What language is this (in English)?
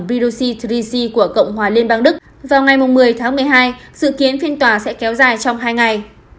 Vietnamese